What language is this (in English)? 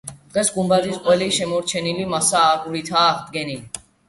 Georgian